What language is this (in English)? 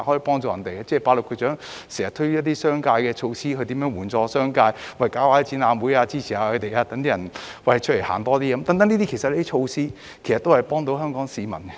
Cantonese